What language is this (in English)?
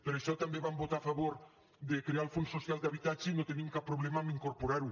Catalan